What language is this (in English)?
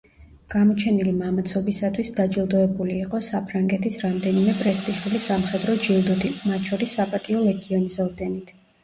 Georgian